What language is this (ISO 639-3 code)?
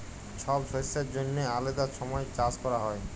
ben